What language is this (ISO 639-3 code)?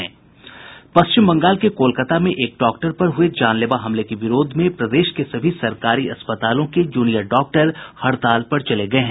hin